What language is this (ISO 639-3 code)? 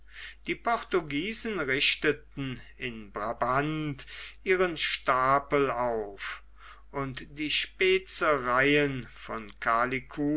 deu